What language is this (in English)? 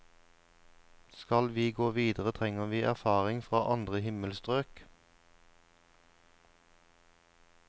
Norwegian